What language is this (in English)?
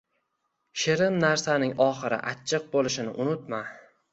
Uzbek